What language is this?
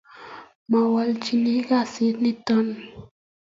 Kalenjin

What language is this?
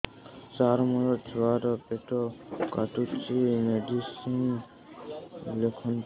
Odia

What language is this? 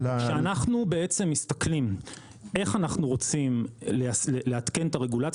Hebrew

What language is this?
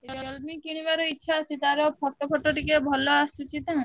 Odia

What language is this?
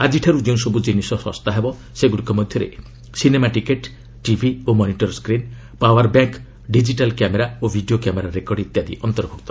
Odia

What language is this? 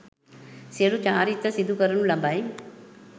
Sinhala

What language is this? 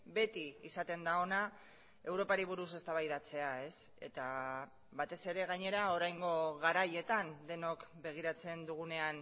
Basque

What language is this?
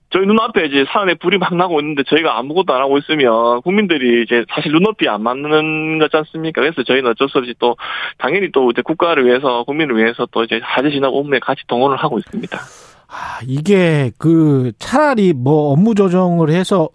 Korean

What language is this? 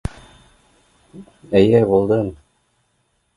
Bashkir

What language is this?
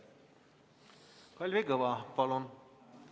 Estonian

